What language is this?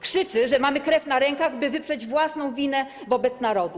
Polish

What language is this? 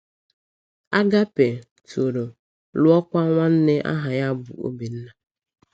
Igbo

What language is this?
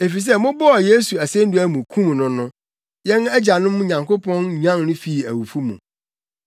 Akan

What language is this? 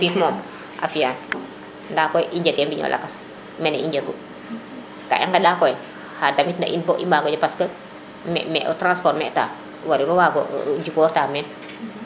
Serer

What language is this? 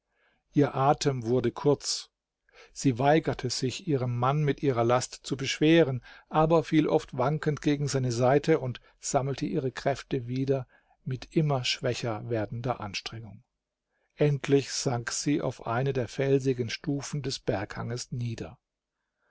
German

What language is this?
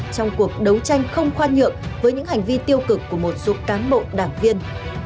Vietnamese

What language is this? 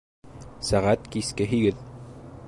Bashkir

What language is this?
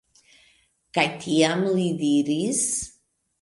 Esperanto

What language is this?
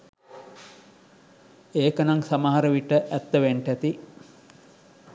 Sinhala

